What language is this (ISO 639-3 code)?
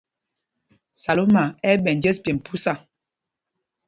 mgg